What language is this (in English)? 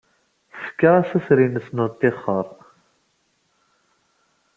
Kabyle